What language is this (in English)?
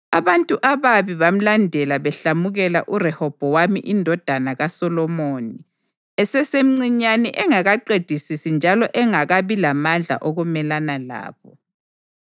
North Ndebele